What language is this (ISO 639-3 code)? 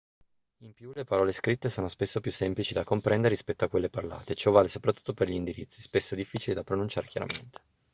ita